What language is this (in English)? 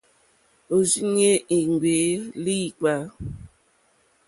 Mokpwe